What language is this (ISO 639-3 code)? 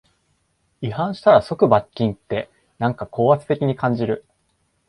jpn